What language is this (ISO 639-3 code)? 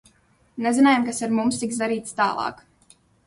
lav